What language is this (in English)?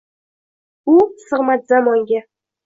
Uzbek